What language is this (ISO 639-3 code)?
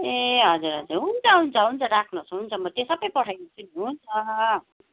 nep